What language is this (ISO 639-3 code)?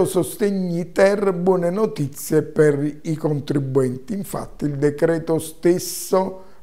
ita